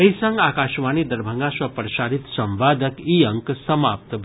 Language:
Maithili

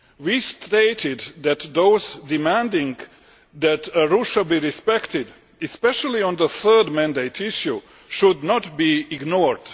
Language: English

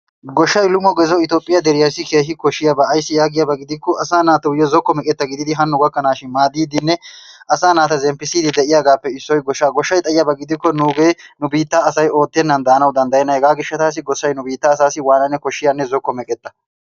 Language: Wolaytta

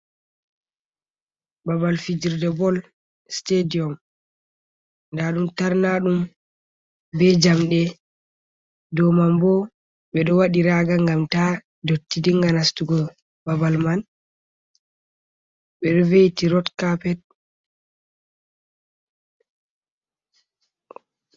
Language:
Fula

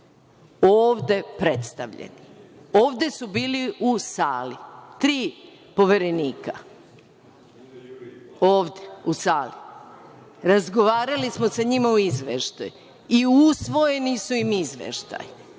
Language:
Serbian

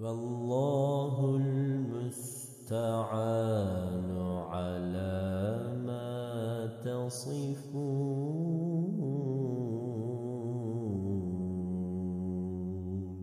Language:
Arabic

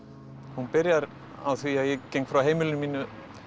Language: Icelandic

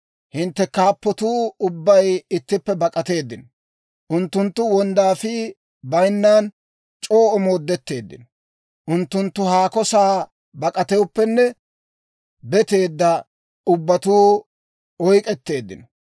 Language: Dawro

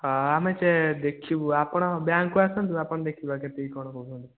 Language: Odia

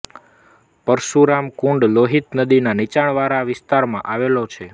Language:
Gujarati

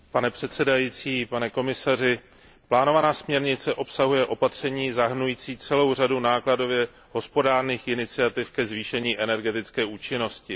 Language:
Czech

